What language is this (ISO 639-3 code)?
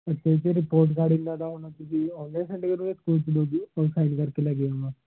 pan